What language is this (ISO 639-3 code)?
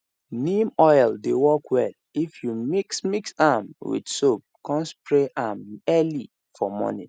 pcm